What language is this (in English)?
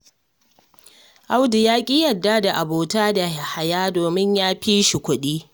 Hausa